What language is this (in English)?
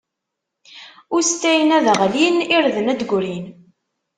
Kabyle